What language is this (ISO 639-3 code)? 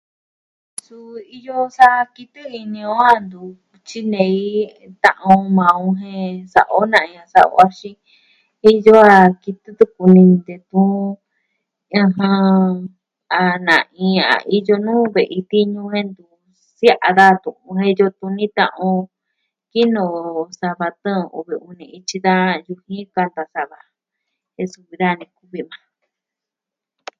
meh